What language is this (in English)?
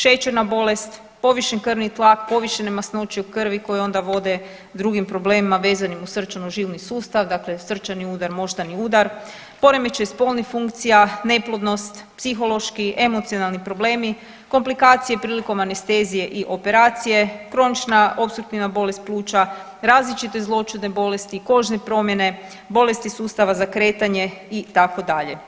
Croatian